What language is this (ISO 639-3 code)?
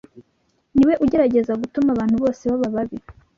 kin